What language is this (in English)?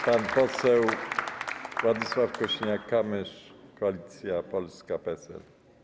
Polish